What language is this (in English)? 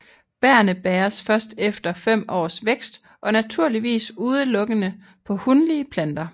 Danish